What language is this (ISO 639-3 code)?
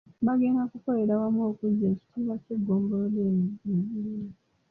lug